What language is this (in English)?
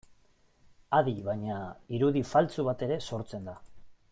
Basque